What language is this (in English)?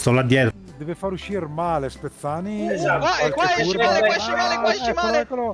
Italian